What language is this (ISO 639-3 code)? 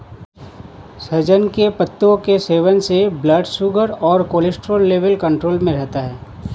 hin